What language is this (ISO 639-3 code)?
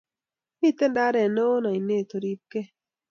kln